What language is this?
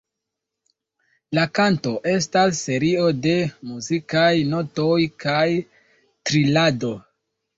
Esperanto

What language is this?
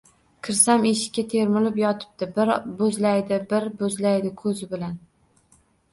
Uzbek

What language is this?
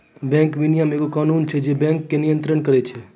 Maithili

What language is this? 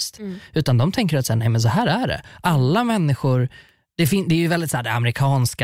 Swedish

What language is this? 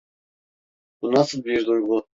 Turkish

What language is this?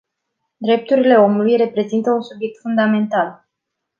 Romanian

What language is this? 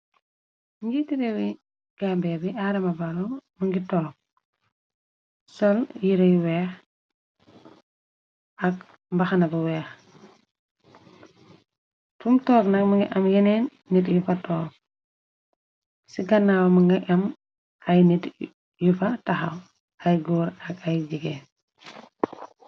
Wolof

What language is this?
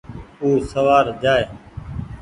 Goaria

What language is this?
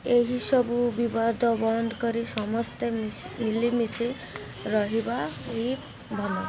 Odia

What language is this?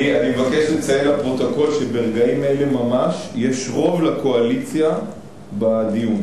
Hebrew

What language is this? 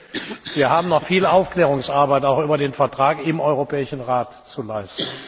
German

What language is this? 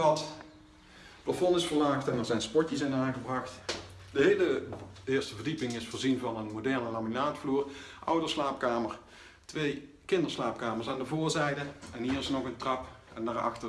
Dutch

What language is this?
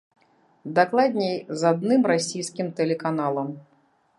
Belarusian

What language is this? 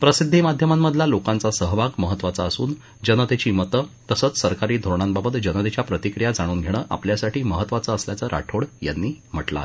Marathi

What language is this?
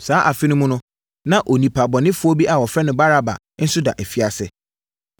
Akan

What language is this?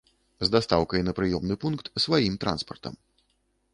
Belarusian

